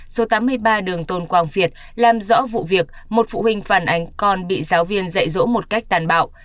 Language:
Vietnamese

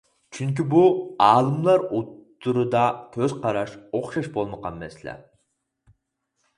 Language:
Uyghur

